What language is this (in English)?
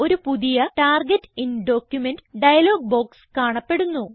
Malayalam